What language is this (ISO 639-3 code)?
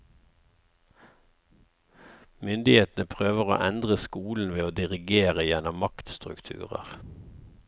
nor